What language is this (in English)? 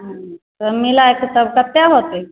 Maithili